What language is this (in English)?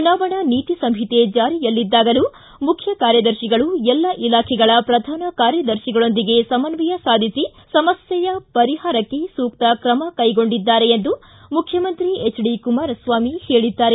Kannada